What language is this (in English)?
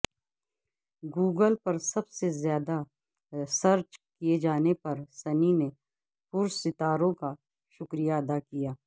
Urdu